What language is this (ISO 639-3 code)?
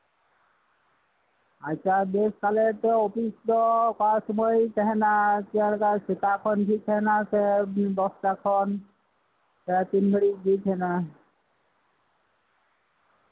sat